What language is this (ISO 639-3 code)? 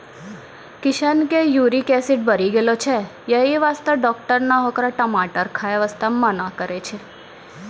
mai